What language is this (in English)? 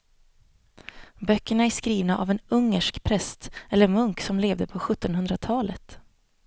Swedish